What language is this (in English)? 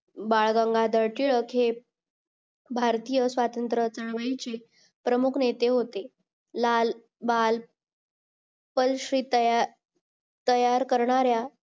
Marathi